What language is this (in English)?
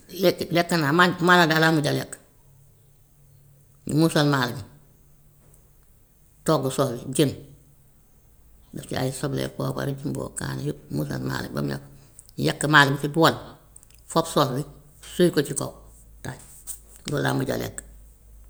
Gambian Wolof